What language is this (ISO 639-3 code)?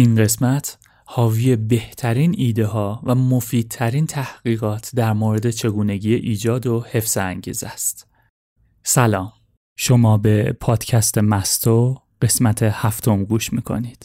fas